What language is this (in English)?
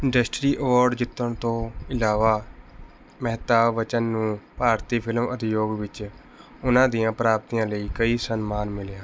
Punjabi